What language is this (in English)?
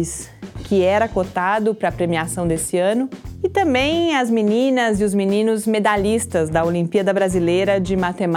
Portuguese